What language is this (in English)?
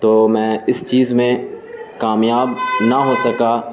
Urdu